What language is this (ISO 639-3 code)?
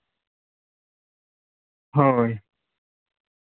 sat